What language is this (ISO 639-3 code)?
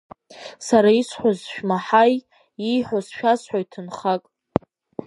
abk